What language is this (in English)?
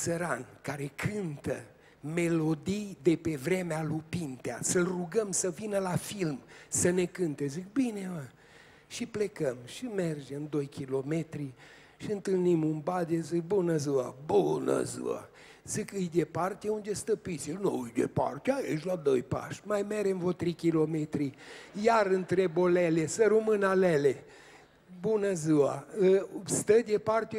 Romanian